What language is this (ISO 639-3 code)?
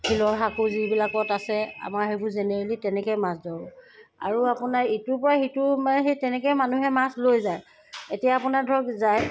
asm